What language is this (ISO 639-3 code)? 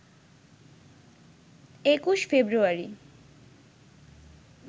ben